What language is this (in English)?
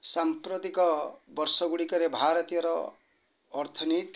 Odia